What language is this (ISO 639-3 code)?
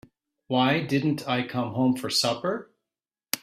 eng